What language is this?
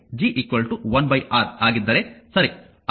Kannada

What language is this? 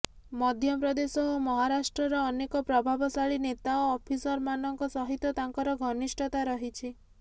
Odia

